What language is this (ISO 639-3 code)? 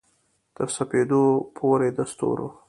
pus